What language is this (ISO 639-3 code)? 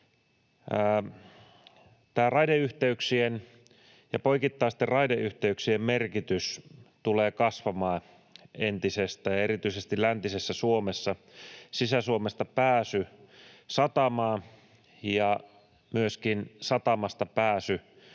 fin